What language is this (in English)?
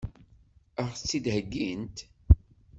Kabyle